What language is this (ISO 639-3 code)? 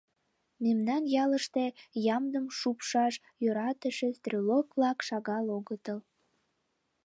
chm